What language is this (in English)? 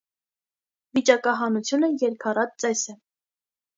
Armenian